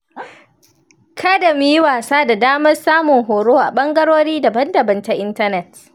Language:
Hausa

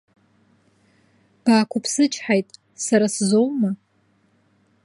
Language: Abkhazian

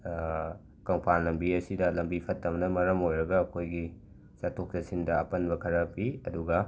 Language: Manipuri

